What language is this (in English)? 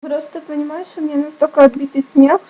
Russian